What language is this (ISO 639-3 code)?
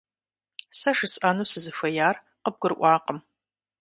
kbd